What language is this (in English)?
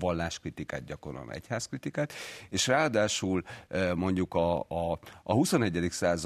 Hungarian